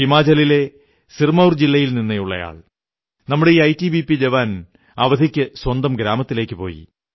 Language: Malayalam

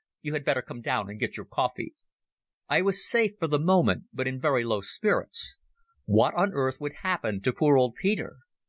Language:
English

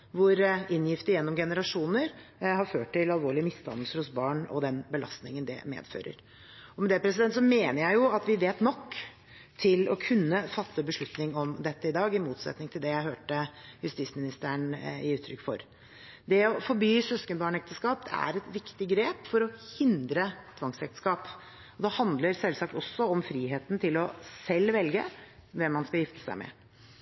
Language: Norwegian Bokmål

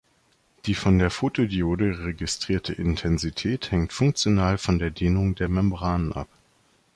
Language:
German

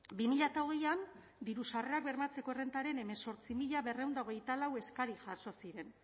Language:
Basque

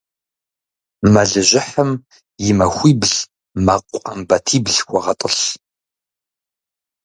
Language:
Kabardian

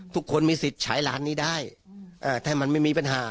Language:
Thai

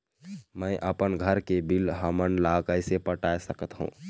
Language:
Chhattisgarhi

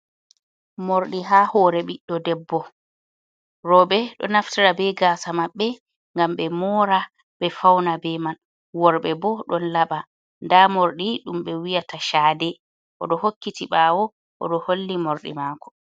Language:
Fula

